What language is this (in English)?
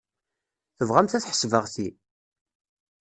Kabyle